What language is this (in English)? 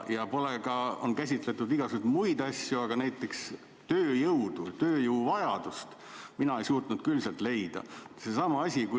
Estonian